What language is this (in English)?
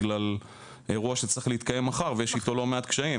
Hebrew